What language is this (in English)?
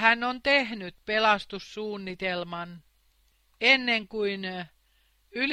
Finnish